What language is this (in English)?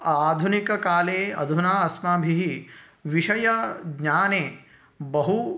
Sanskrit